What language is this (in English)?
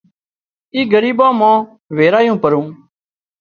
Wadiyara Koli